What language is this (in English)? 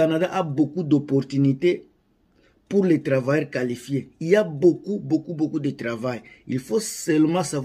French